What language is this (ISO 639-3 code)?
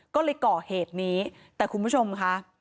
tha